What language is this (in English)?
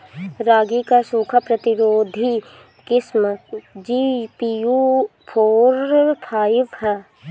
Bhojpuri